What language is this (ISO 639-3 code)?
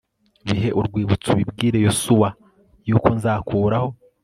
kin